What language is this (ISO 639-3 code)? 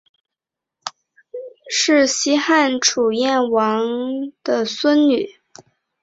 zho